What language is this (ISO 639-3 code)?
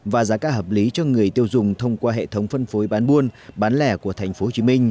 vie